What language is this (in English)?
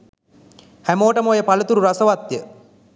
Sinhala